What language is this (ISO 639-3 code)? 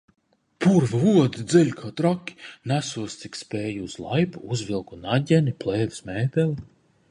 lav